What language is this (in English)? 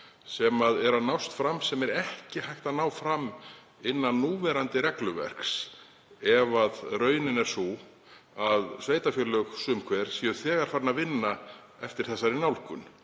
Icelandic